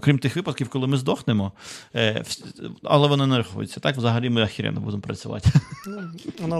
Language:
Ukrainian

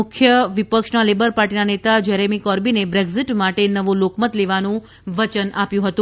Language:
Gujarati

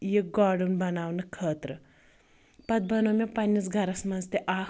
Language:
Kashmiri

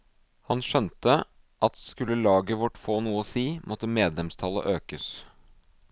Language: Norwegian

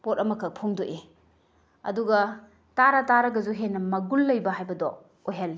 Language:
Manipuri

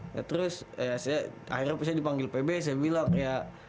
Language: Indonesian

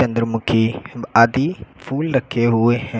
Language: Hindi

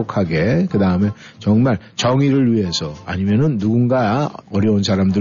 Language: Korean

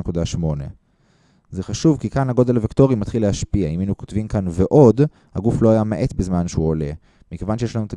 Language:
Hebrew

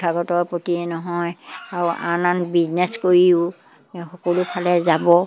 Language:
Assamese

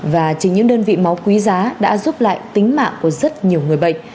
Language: Vietnamese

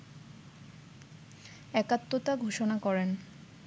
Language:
Bangla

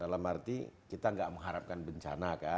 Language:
Indonesian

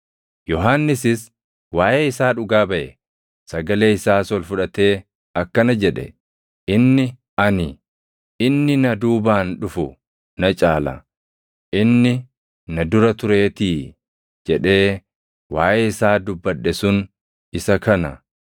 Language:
Oromo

